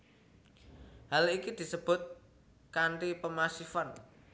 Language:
Javanese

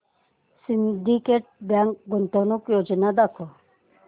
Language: Marathi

